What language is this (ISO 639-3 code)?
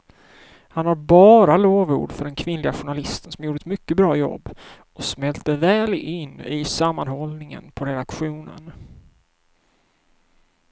swe